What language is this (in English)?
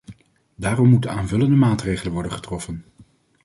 Dutch